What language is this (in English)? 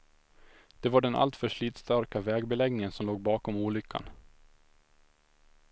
Swedish